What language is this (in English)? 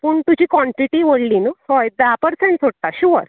Konkani